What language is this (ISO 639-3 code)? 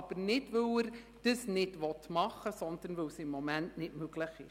gsw